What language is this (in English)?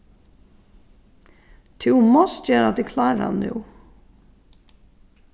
Faroese